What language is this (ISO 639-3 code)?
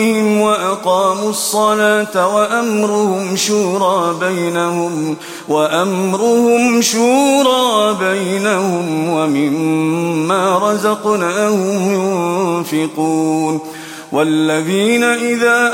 ara